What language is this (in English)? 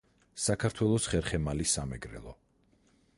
Georgian